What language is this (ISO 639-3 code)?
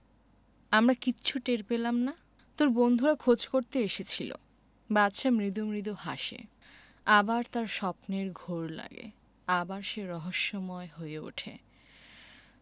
ben